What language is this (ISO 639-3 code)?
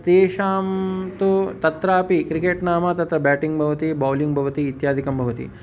san